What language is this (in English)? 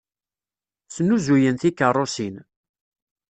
Kabyle